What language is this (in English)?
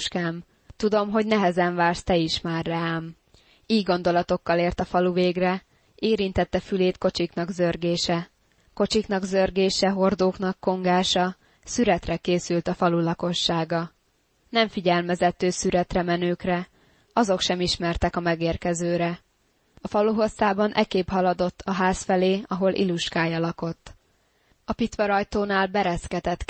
Hungarian